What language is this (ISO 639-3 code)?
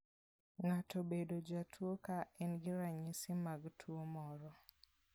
luo